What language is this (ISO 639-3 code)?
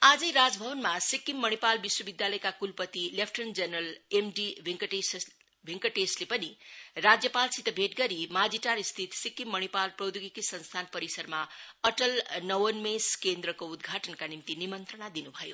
nep